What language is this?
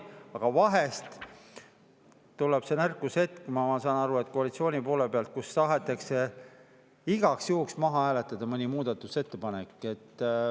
Estonian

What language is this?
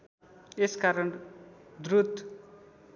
Nepali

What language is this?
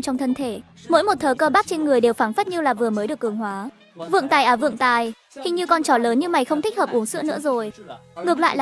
Vietnamese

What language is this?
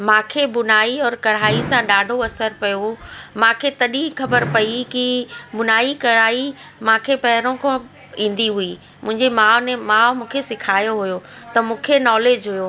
Sindhi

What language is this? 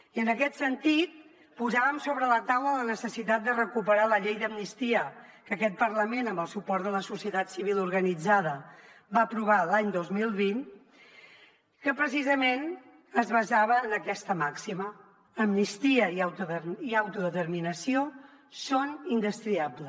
Catalan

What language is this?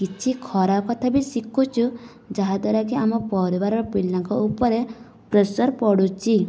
Odia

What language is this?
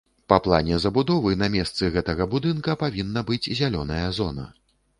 Belarusian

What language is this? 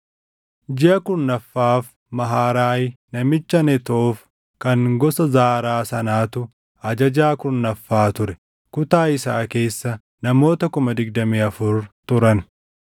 Oromo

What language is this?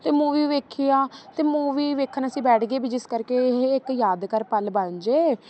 Punjabi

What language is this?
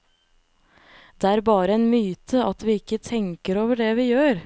Norwegian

